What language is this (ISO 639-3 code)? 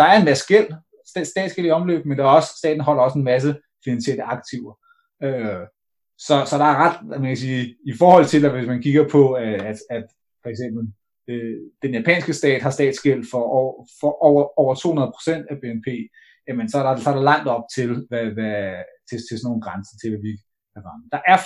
dan